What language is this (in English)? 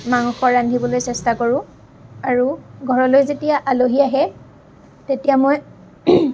Assamese